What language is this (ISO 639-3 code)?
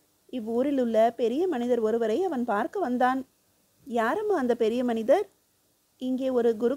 tam